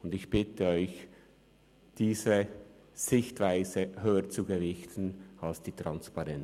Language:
Swiss German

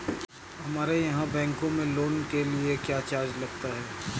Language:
Hindi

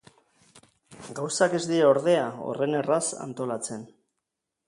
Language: Basque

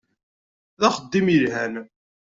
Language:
Kabyle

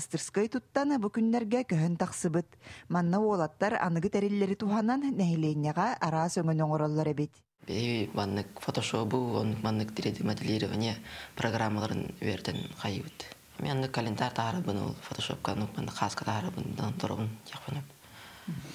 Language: Turkish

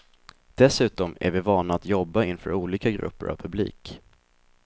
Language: Swedish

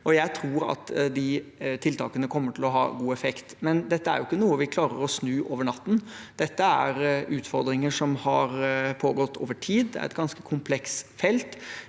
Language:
Norwegian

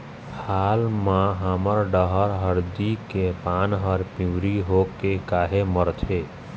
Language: Chhattisgarhi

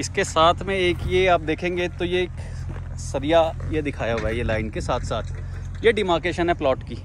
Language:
Hindi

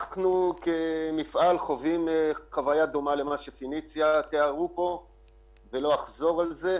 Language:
Hebrew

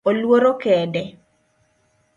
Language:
Luo (Kenya and Tanzania)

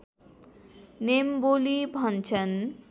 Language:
Nepali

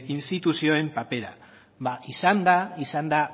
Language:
Basque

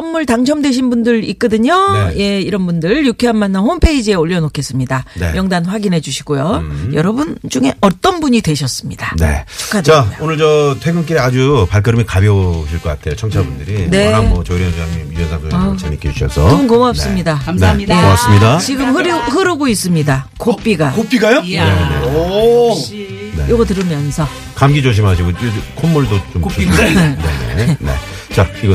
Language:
Korean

